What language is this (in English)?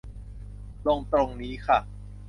Thai